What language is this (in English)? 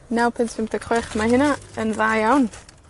Welsh